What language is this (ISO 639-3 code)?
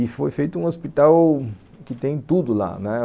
por